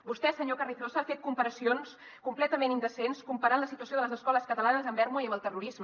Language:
Catalan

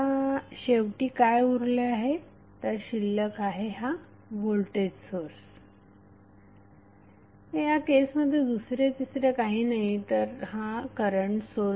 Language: Marathi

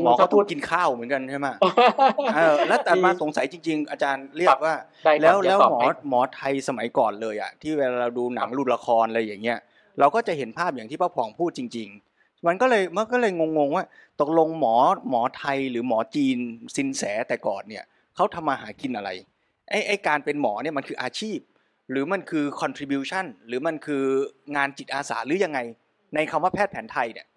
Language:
Thai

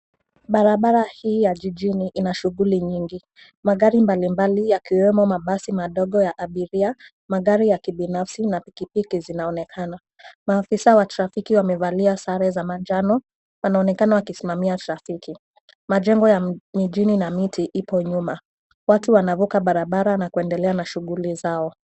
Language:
Swahili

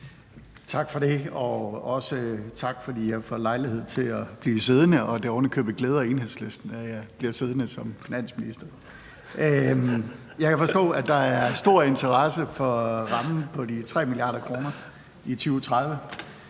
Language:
Danish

